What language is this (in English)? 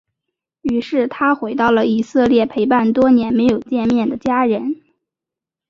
Chinese